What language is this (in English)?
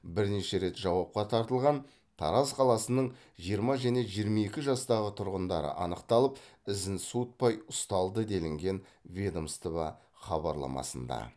Kazakh